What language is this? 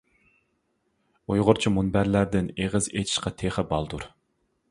Uyghur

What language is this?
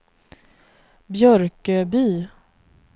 Swedish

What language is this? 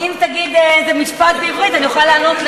Hebrew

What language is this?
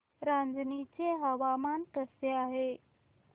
Marathi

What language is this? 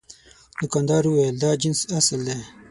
Pashto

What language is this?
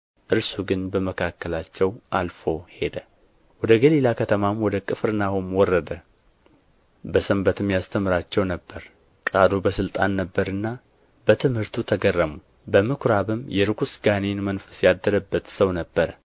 Amharic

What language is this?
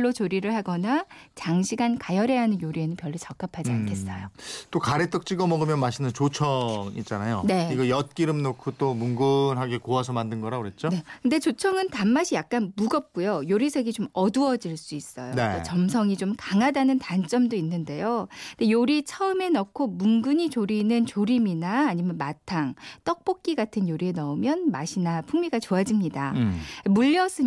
Korean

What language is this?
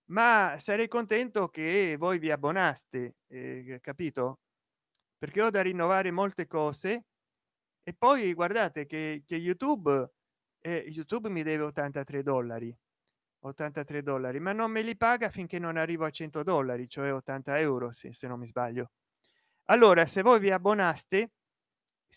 Italian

